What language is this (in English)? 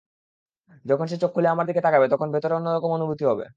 Bangla